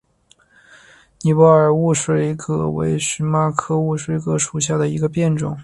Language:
Chinese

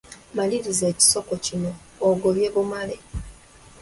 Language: Ganda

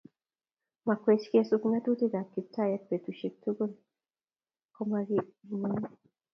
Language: Kalenjin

